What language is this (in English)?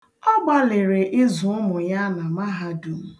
Igbo